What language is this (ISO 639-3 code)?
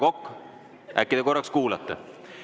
est